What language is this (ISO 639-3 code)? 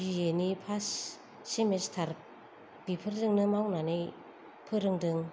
brx